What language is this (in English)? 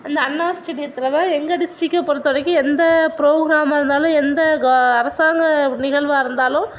Tamil